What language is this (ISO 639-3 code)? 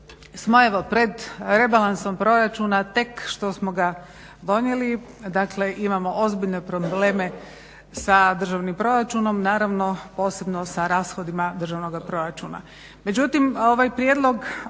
hrv